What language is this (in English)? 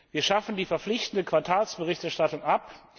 German